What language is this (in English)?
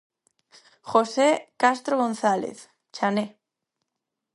Galician